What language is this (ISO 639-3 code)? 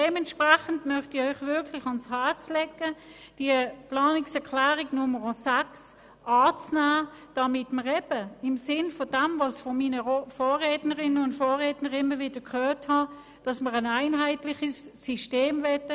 gsw